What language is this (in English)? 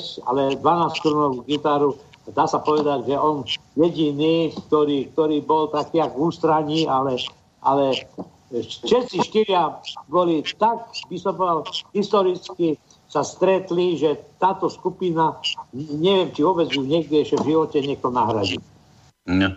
Slovak